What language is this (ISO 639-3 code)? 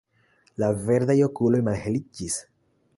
epo